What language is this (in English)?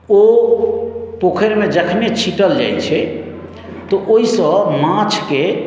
Maithili